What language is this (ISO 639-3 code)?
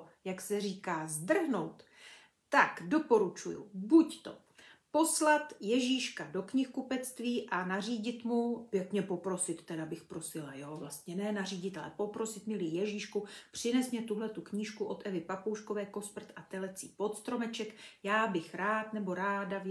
ces